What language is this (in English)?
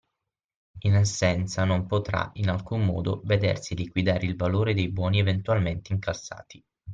Italian